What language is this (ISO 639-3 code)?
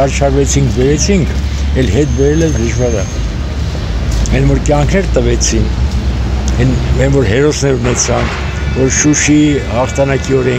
ron